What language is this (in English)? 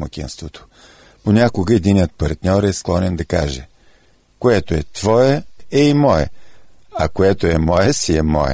Bulgarian